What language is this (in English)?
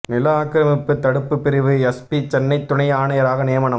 Tamil